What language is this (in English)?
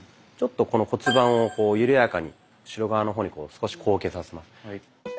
Japanese